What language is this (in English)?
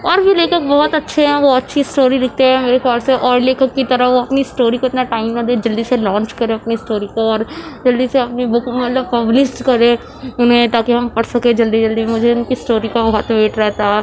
Urdu